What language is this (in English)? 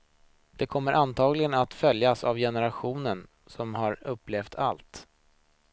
Swedish